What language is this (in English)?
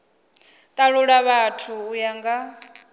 Venda